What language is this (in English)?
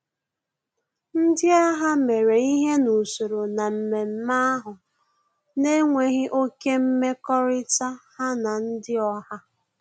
Igbo